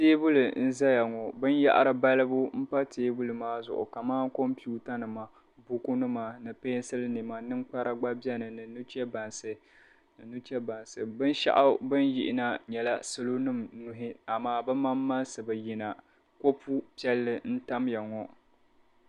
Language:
Dagbani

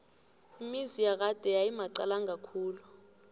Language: South Ndebele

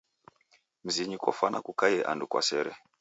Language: Taita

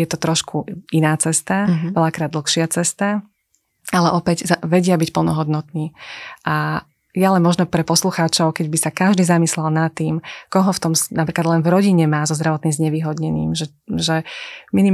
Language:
Slovak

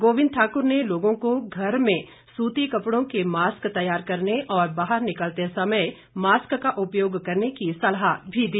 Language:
Hindi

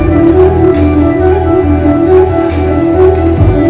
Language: Kannada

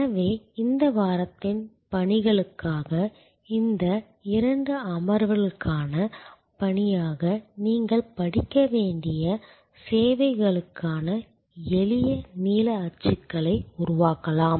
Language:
Tamil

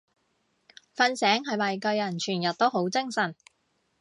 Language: Cantonese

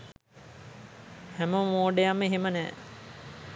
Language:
Sinhala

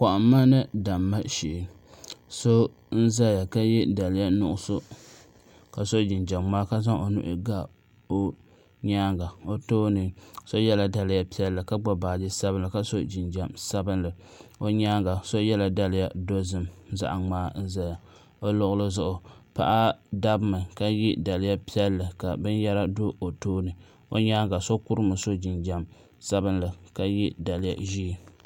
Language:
Dagbani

